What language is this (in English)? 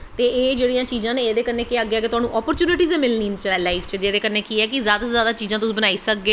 Dogri